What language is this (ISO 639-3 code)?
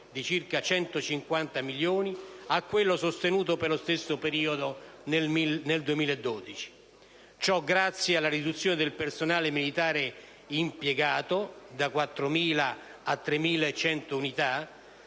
ita